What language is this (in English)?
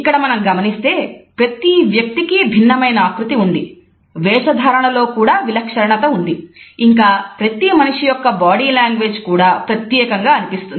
Telugu